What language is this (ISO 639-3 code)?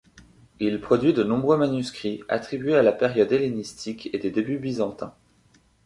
fra